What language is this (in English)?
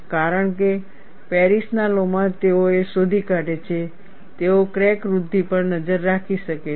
Gujarati